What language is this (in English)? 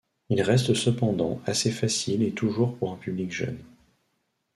French